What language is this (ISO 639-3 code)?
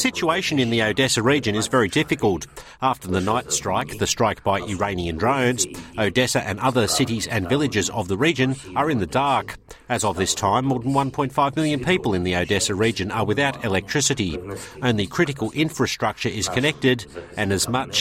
ell